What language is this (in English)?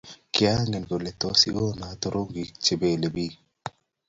Kalenjin